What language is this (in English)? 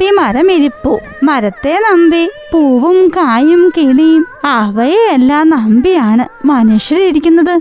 Malayalam